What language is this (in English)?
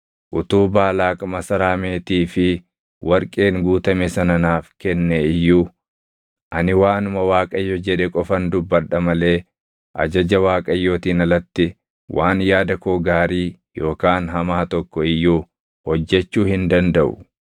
Oromo